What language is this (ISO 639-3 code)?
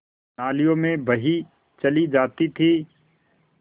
hin